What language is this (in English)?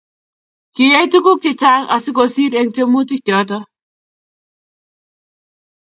Kalenjin